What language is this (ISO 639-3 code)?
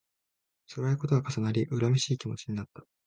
jpn